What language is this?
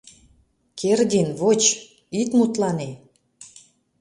Mari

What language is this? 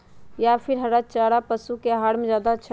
Magahi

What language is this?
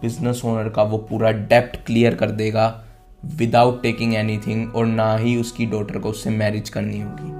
Hindi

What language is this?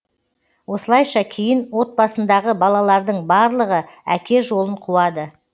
Kazakh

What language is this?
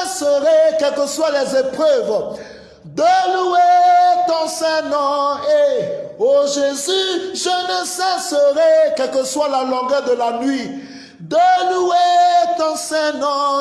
French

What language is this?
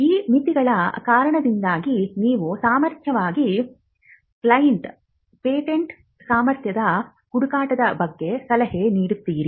Kannada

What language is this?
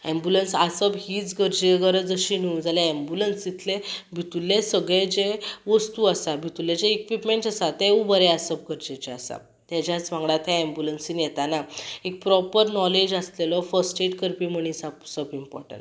Konkani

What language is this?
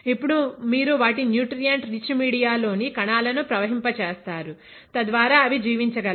Telugu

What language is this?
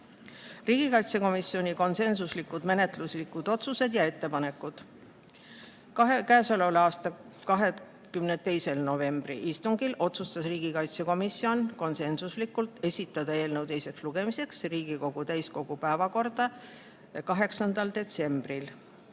Estonian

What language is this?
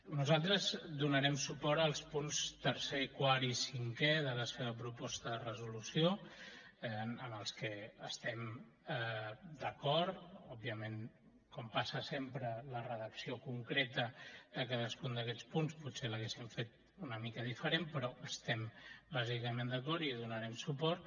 Catalan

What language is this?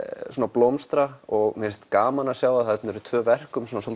Icelandic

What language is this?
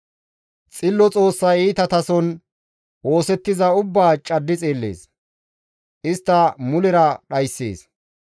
Gamo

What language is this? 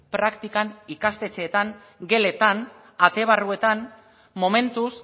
Basque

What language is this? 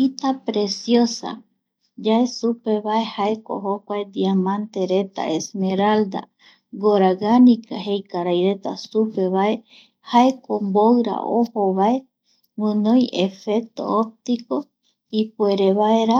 Eastern Bolivian Guaraní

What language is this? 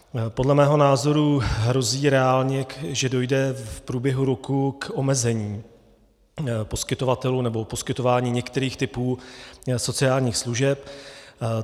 Czech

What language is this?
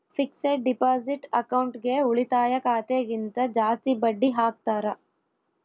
Kannada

